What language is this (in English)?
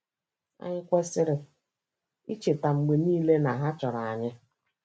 Igbo